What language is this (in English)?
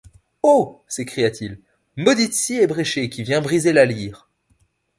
French